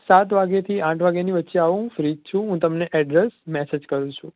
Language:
Gujarati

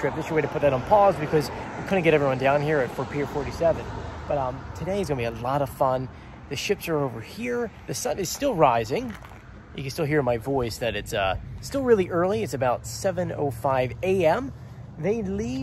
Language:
English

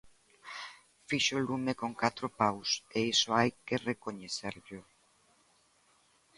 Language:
Galician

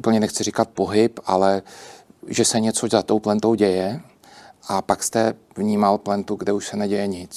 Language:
Czech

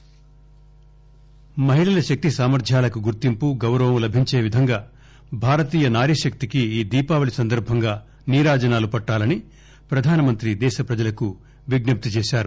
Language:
Telugu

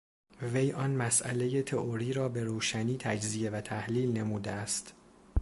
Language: Persian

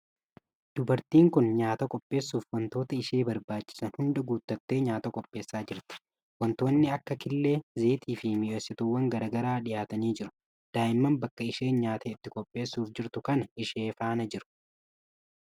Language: Oromo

